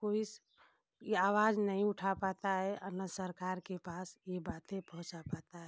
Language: Hindi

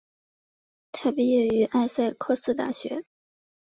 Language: Chinese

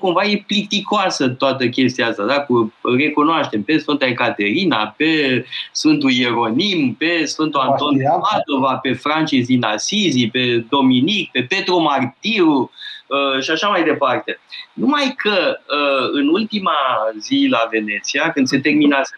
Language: Romanian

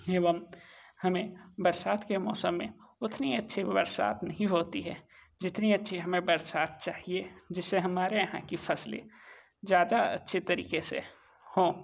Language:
Hindi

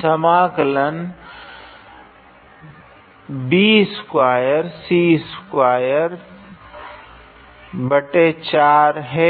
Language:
Hindi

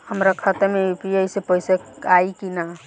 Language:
Bhojpuri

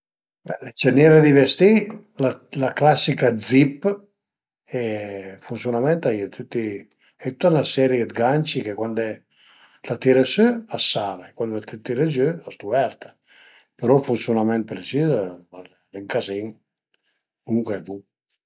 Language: Piedmontese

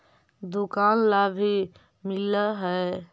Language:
Magahi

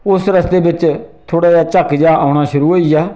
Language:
Dogri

